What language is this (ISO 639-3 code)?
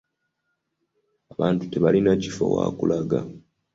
lug